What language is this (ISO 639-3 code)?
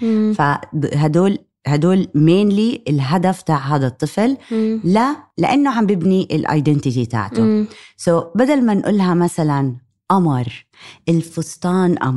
ara